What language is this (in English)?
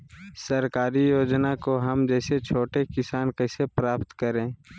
Magahi